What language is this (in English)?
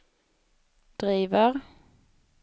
Swedish